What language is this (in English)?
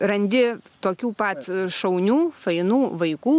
Lithuanian